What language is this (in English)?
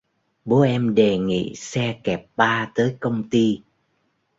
Vietnamese